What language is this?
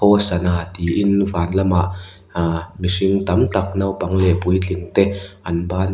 Mizo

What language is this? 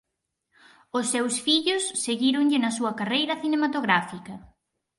Galician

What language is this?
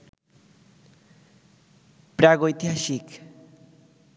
Bangla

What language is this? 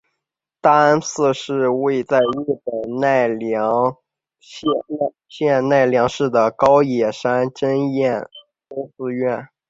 Chinese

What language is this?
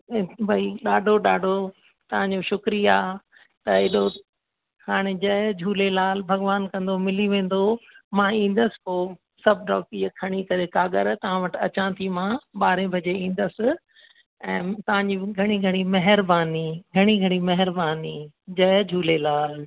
Sindhi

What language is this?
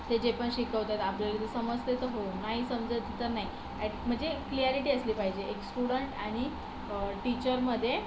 Marathi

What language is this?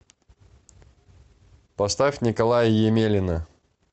Russian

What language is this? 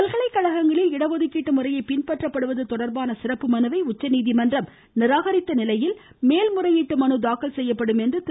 Tamil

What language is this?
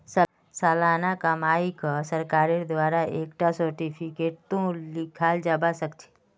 Magahi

